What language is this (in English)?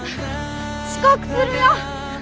Japanese